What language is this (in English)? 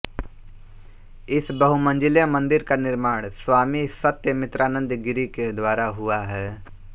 Hindi